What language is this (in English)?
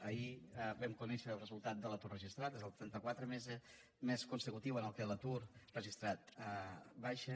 Catalan